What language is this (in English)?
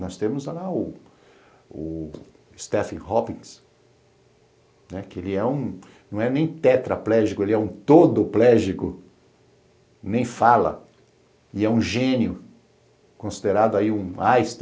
Portuguese